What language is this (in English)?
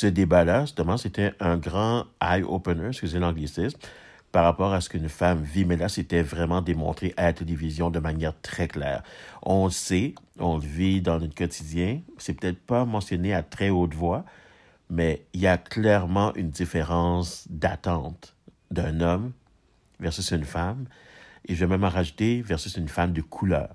French